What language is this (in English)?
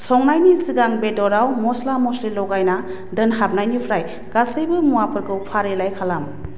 Bodo